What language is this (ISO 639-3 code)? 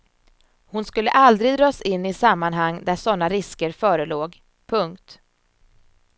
swe